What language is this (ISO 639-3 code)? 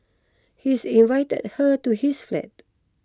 eng